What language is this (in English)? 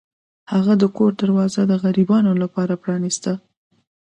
Pashto